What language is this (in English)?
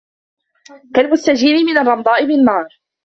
Arabic